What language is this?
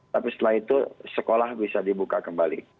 Indonesian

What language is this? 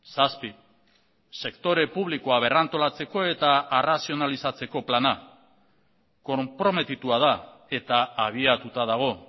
Basque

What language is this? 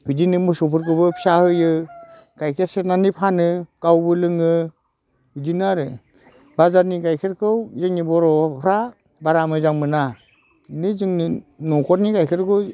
Bodo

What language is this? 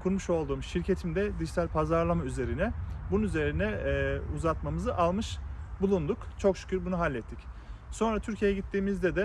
Turkish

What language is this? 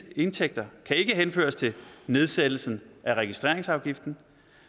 Danish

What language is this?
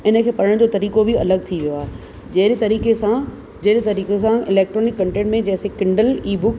Sindhi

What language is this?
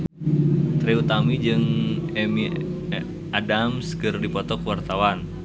Sundanese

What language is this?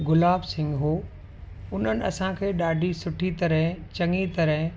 Sindhi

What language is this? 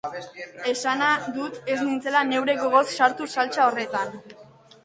Basque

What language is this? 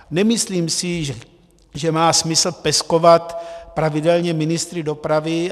Czech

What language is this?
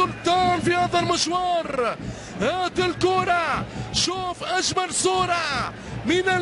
Arabic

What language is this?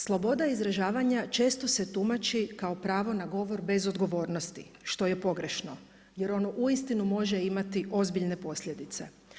Croatian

